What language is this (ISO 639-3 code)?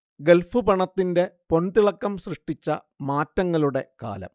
mal